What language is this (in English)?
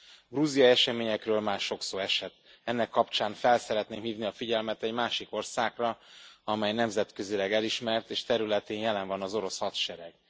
Hungarian